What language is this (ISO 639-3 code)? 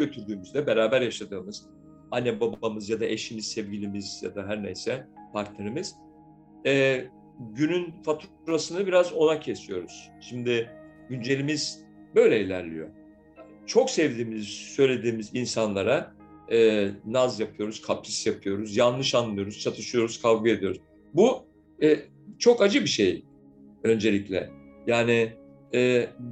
tur